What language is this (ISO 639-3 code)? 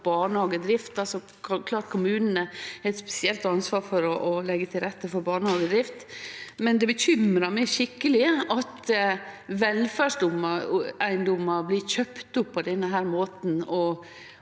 nor